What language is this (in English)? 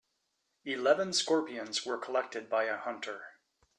English